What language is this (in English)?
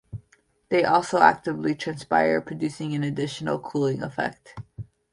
English